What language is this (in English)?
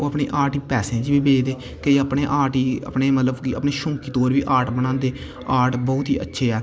Dogri